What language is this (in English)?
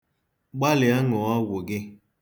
Igbo